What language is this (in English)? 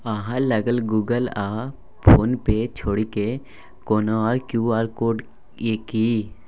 Maithili